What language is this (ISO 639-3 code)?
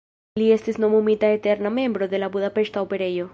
epo